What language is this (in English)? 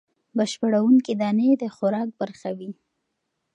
Pashto